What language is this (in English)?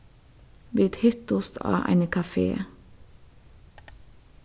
Faroese